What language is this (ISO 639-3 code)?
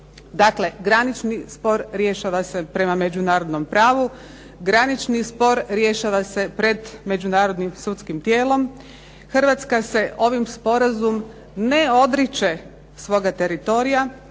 hrv